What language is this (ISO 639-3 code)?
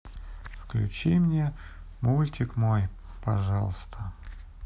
rus